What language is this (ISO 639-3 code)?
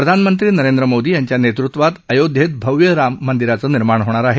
mar